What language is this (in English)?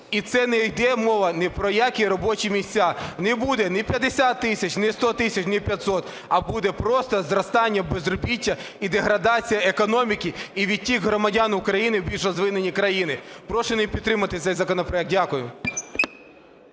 Ukrainian